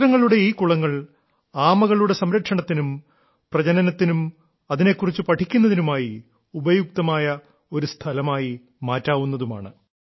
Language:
Malayalam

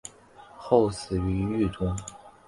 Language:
Chinese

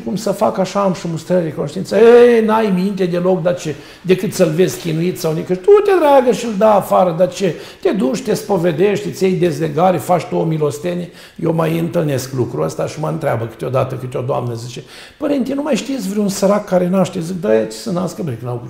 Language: Romanian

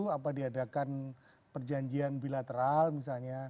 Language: Indonesian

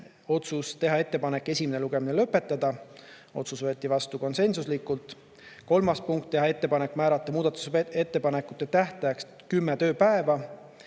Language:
Estonian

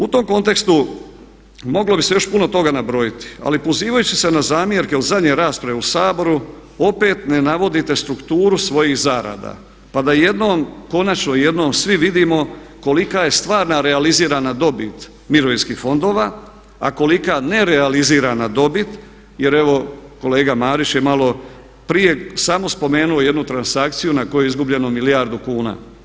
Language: Croatian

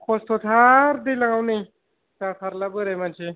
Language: Bodo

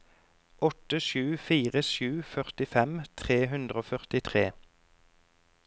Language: Norwegian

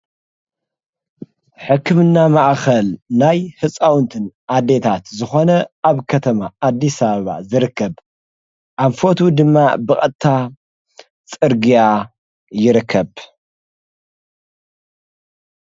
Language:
Tigrinya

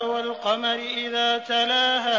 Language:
Arabic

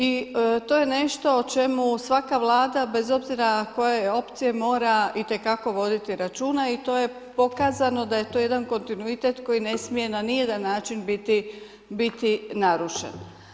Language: Croatian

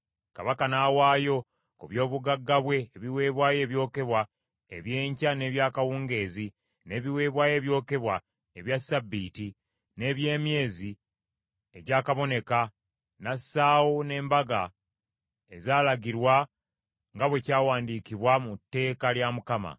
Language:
Ganda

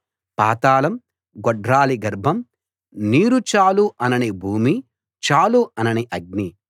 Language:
Telugu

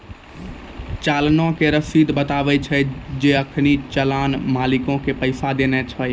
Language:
Maithili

